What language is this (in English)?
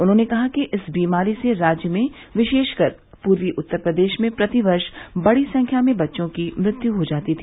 Hindi